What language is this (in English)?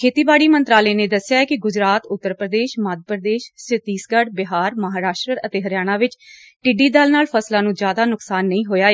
Punjabi